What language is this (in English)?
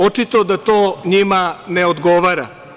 Serbian